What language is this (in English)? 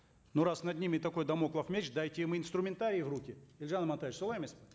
Kazakh